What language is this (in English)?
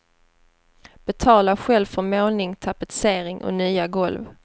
Swedish